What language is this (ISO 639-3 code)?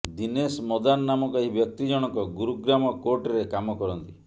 ori